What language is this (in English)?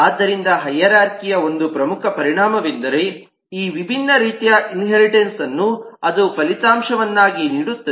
Kannada